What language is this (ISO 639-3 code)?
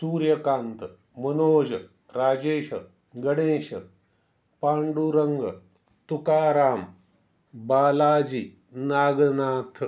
mar